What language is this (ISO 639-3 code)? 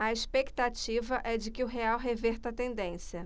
por